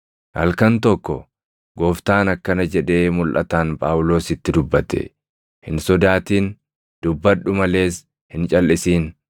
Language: Oromo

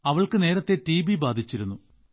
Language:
Malayalam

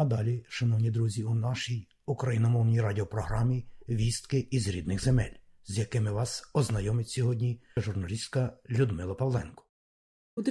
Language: Ukrainian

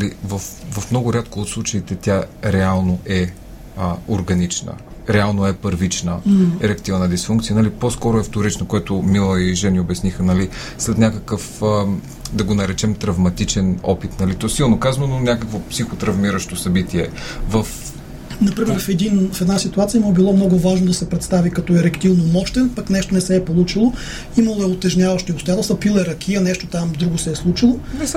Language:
Bulgarian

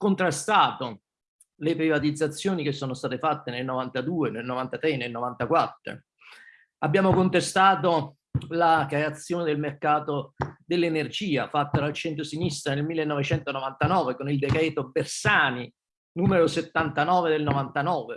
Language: Italian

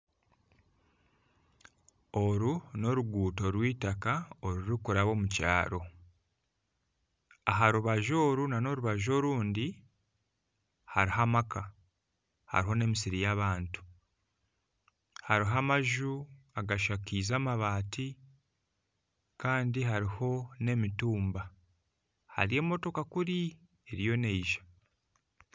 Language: Nyankole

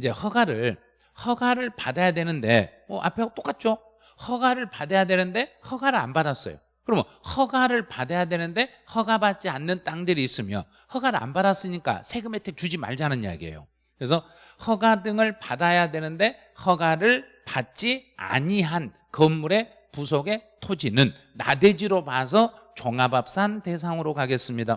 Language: Korean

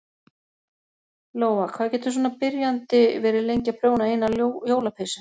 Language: Icelandic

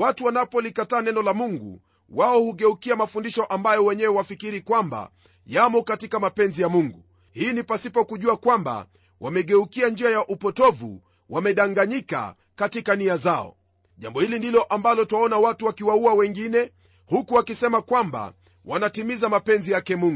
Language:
Swahili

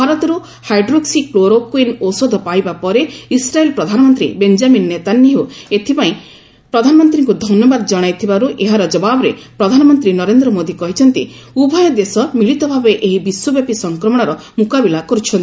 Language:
Odia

